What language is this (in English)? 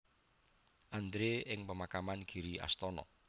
Javanese